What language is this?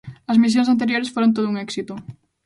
Galician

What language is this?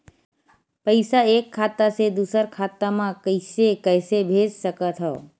Chhattisgarhi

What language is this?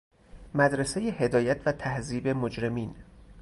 Persian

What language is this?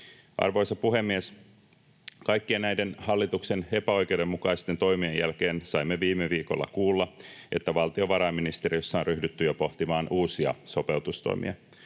Finnish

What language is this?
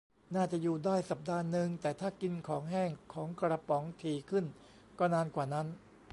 Thai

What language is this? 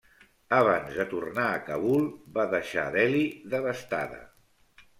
Catalan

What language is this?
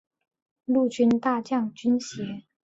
Chinese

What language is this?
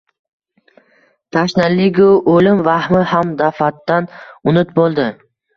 Uzbek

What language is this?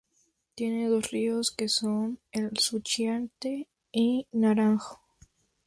Spanish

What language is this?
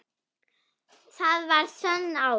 Icelandic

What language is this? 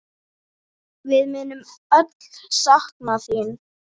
Icelandic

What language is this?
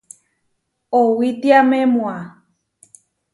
Huarijio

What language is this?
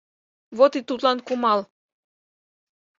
Mari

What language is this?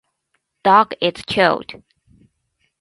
Japanese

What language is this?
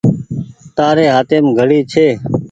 Goaria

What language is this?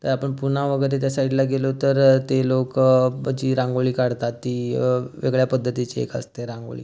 Marathi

